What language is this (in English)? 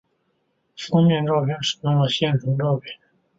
Chinese